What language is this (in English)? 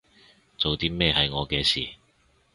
Cantonese